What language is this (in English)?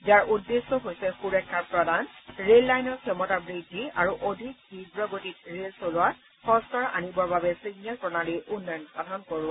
Assamese